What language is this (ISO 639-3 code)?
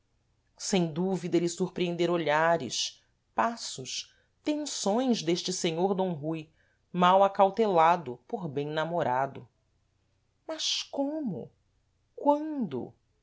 por